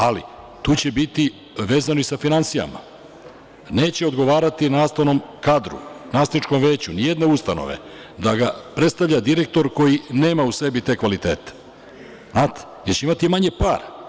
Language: Serbian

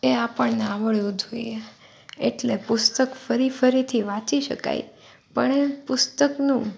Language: Gujarati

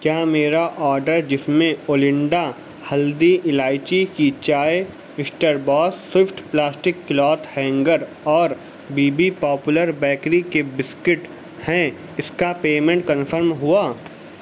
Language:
Urdu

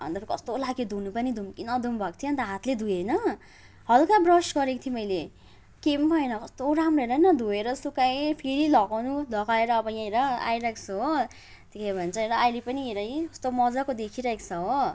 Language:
Nepali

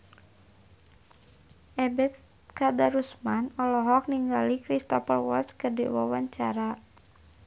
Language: Sundanese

